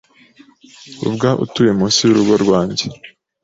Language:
Kinyarwanda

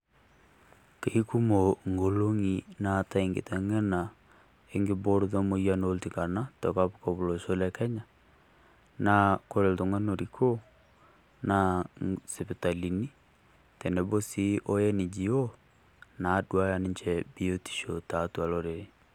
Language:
Masai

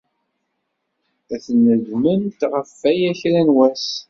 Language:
Kabyle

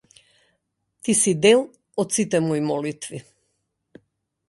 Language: Macedonian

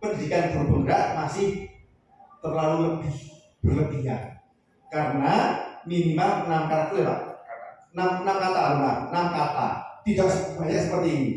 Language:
Indonesian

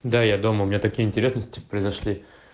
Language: Russian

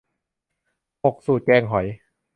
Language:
Thai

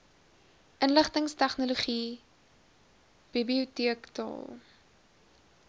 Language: Afrikaans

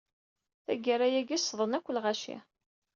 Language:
Kabyle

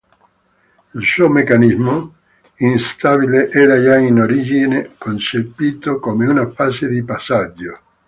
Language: Italian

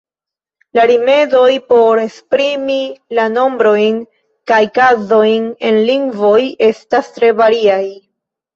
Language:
Esperanto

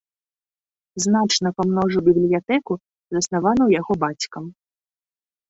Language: Belarusian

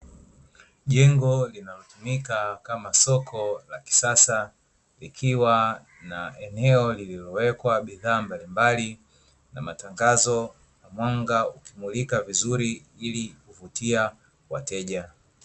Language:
Swahili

